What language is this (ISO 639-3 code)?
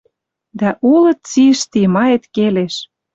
mrj